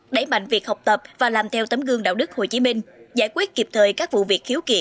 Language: Vietnamese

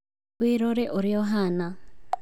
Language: Kikuyu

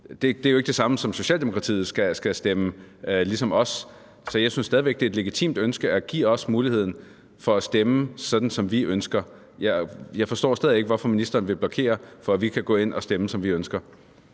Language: Danish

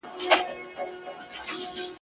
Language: Pashto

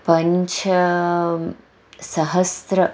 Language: Sanskrit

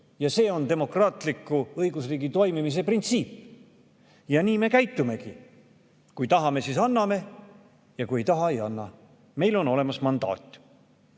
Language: Estonian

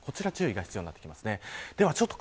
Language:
Japanese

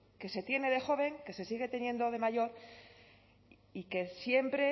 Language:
Spanish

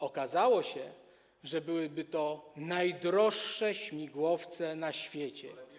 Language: Polish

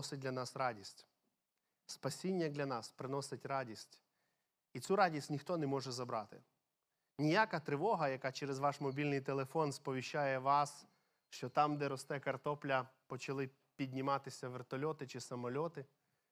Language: Ukrainian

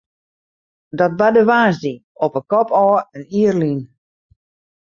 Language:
Western Frisian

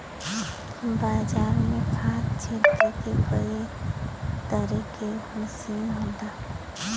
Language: Bhojpuri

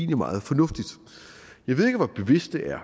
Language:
Danish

